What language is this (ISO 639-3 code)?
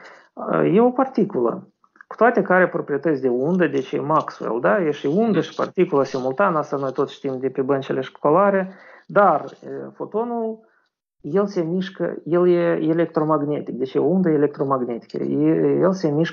ron